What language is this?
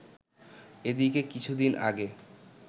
Bangla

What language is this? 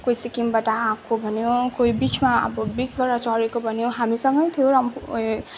Nepali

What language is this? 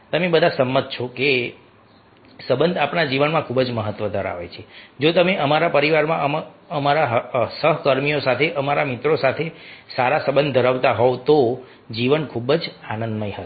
Gujarati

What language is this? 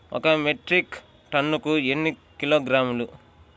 Telugu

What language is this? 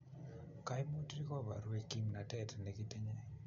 Kalenjin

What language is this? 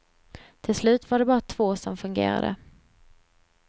Swedish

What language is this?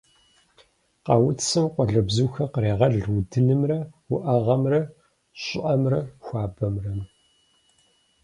Kabardian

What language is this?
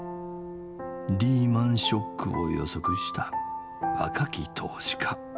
Japanese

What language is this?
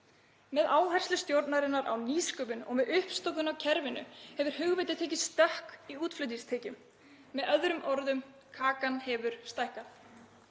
Icelandic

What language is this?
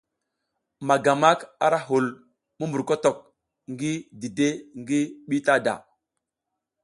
South Giziga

